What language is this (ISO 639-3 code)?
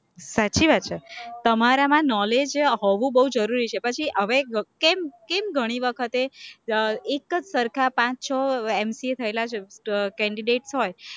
guj